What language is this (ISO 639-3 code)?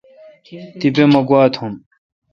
xka